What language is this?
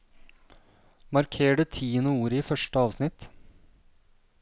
Norwegian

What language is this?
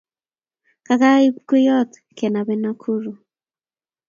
Kalenjin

